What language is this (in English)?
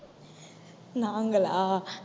Tamil